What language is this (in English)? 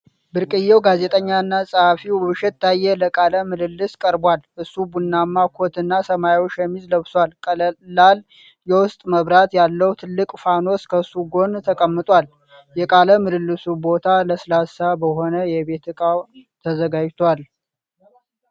Amharic